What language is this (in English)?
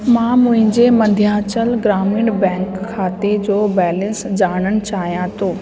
Sindhi